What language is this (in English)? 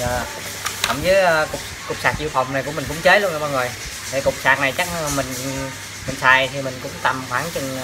Vietnamese